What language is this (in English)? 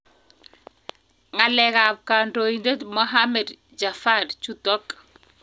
Kalenjin